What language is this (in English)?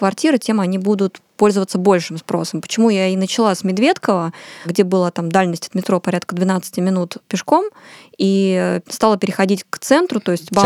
Russian